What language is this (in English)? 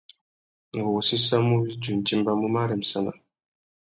Tuki